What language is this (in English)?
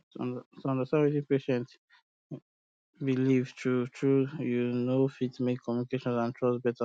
Nigerian Pidgin